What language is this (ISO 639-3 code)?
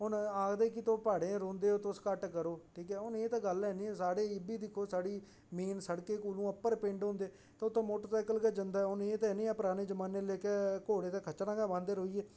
doi